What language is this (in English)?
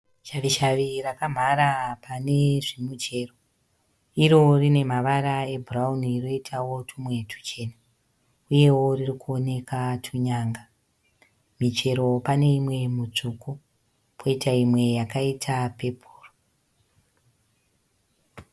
Shona